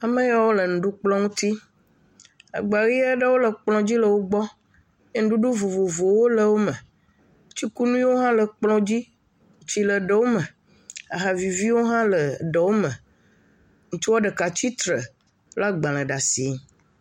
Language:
Ewe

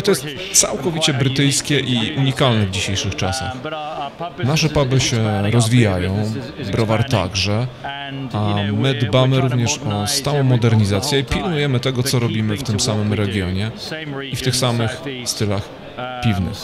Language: Polish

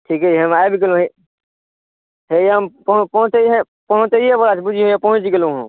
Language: Maithili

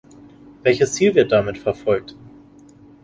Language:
German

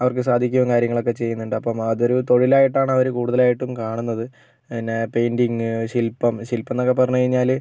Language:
Malayalam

